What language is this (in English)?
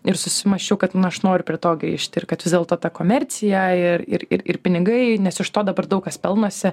Lithuanian